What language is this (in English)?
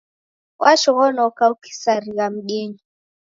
Taita